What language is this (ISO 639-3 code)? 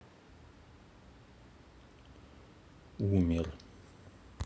rus